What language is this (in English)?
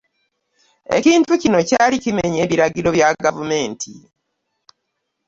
Ganda